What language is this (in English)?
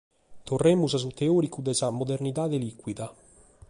Sardinian